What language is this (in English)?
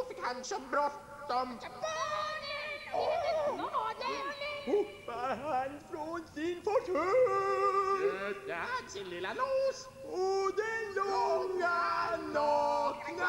Swedish